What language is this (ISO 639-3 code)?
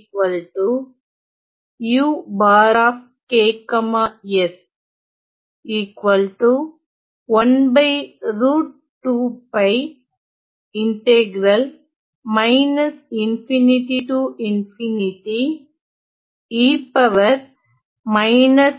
tam